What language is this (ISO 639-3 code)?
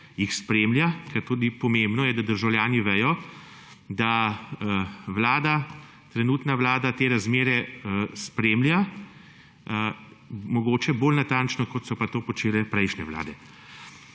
slv